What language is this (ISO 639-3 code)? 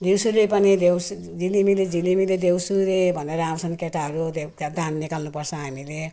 nep